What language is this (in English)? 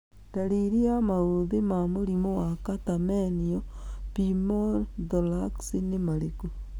Kikuyu